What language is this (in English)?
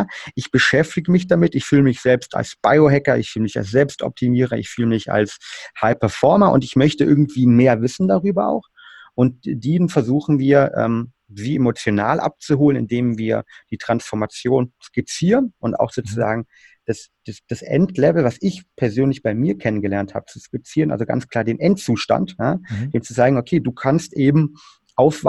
German